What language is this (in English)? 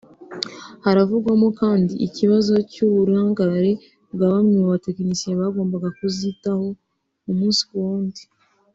Kinyarwanda